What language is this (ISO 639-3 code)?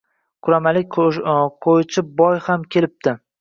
uzb